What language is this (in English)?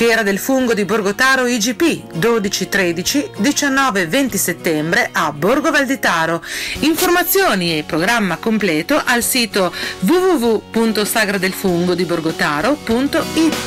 Italian